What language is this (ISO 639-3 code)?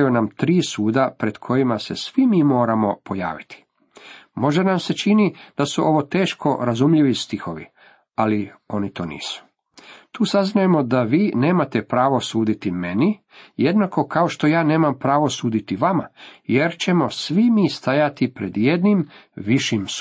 hrv